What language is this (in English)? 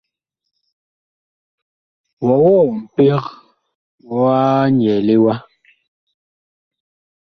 Bakoko